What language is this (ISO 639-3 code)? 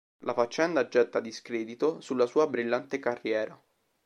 ita